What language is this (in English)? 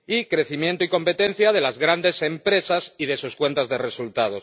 Spanish